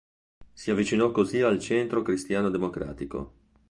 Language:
Italian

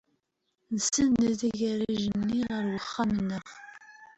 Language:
Kabyle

